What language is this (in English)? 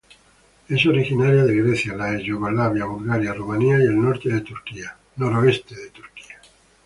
Spanish